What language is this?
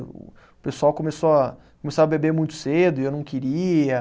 Portuguese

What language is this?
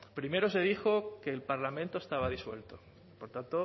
Spanish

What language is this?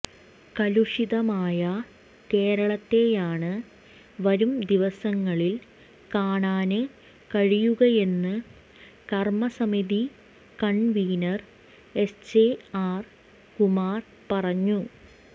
Malayalam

